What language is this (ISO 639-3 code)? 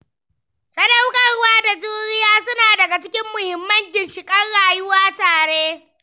hau